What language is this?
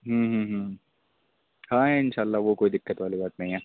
Urdu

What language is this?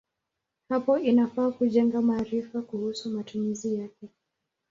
Swahili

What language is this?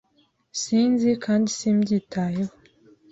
Kinyarwanda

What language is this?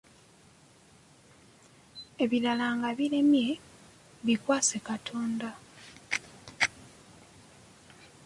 Ganda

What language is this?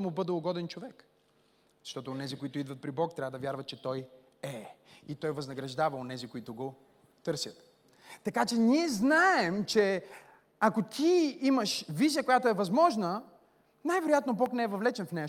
Bulgarian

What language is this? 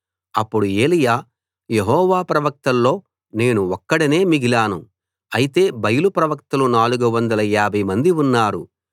Telugu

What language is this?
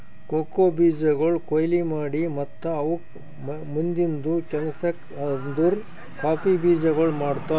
Kannada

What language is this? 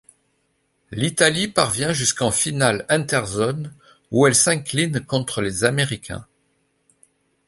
French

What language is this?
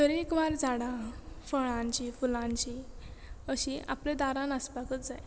Konkani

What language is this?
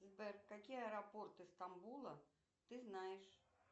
Russian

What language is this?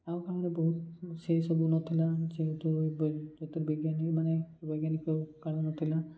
Odia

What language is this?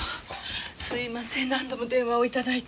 Japanese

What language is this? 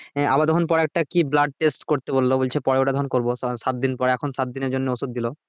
Bangla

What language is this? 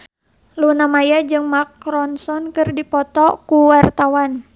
Sundanese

